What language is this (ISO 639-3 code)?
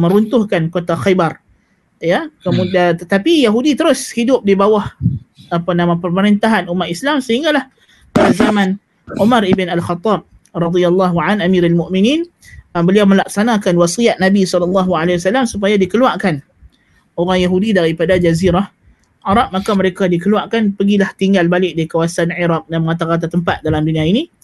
msa